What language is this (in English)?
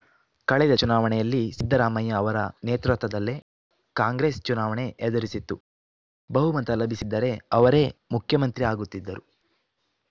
Kannada